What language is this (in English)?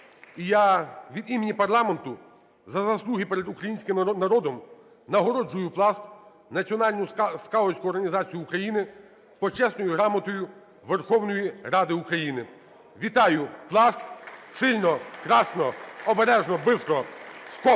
Ukrainian